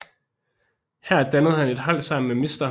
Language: Danish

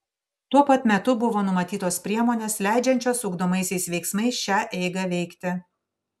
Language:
Lithuanian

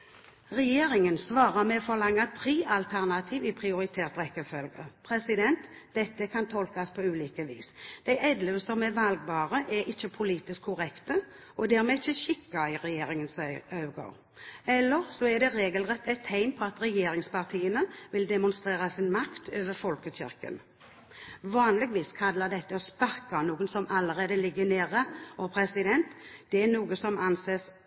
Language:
Norwegian Bokmål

